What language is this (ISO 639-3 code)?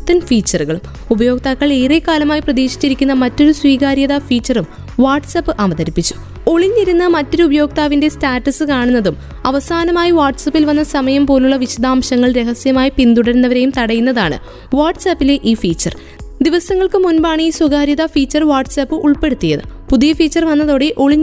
mal